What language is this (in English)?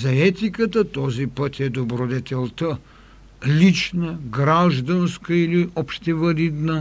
Bulgarian